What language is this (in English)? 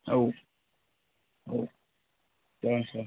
Bodo